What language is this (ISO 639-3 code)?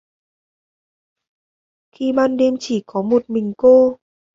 vie